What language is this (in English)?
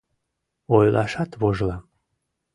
Mari